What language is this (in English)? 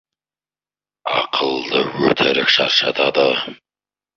Kazakh